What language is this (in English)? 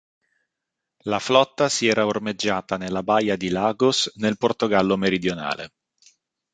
Italian